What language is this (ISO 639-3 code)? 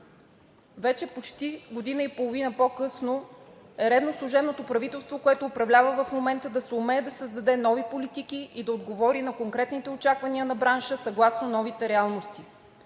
bul